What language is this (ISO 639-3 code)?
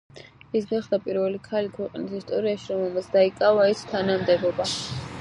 kat